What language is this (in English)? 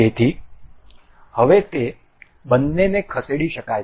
Gujarati